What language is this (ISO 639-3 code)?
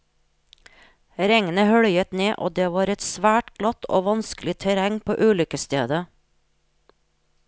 nor